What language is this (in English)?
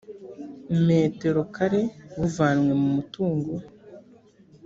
Kinyarwanda